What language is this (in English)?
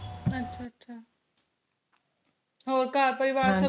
Punjabi